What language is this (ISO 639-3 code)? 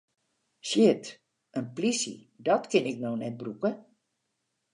fry